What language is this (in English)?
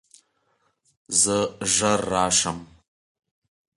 Pashto